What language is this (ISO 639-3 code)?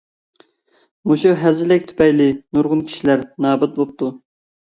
uig